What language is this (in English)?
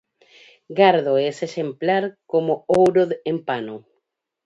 Galician